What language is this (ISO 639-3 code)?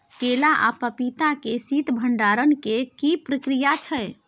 mai